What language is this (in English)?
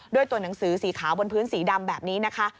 Thai